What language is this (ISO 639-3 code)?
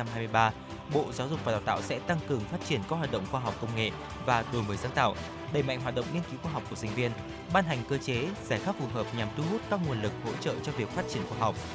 vie